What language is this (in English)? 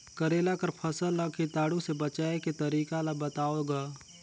Chhattisgarhi